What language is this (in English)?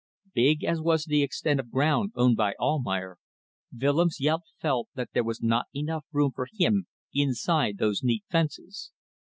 English